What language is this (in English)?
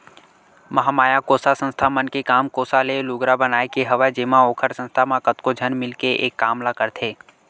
Chhattisgarhi